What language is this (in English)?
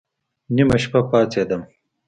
Pashto